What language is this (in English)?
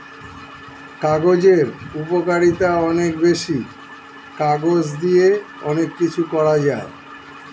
Bangla